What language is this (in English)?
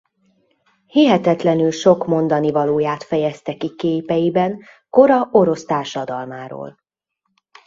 Hungarian